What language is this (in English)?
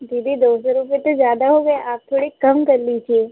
Hindi